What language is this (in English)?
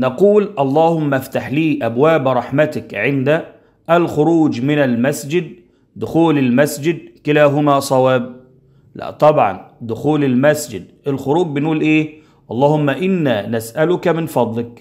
Arabic